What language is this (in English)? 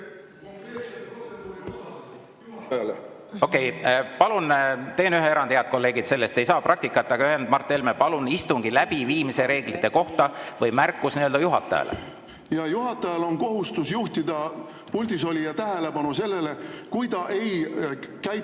Estonian